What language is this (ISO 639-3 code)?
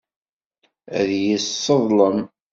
kab